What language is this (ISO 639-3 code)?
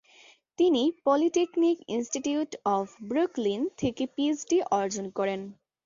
ben